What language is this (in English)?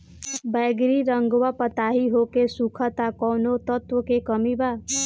Bhojpuri